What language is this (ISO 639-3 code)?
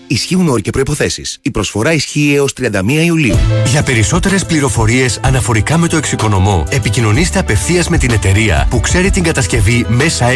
ell